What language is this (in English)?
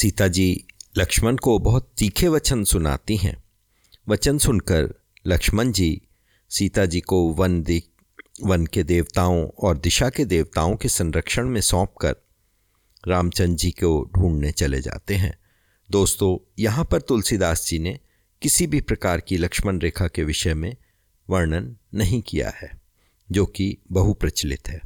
Hindi